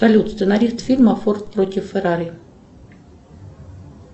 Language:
Russian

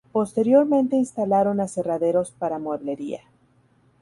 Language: Spanish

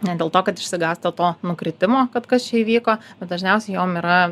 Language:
Lithuanian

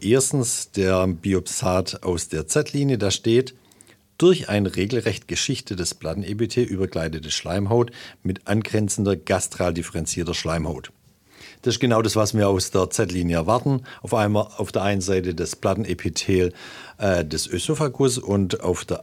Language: German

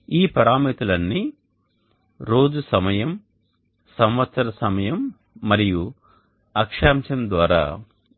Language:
Telugu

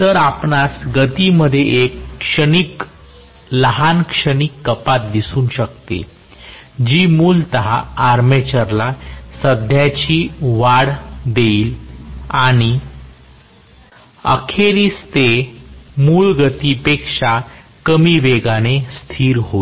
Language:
Marathi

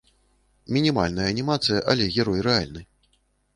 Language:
Belarusian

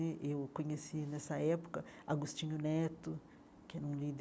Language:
Portuguese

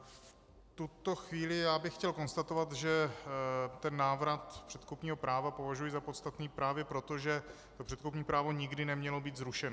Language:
Czech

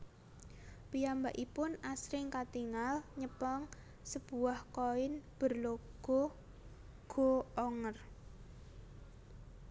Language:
Javanese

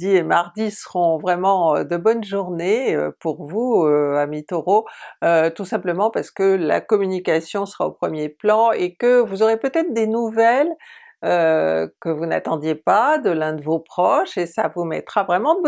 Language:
French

